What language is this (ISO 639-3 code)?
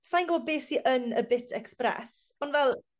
cym